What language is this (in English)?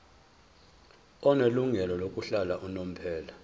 Zulu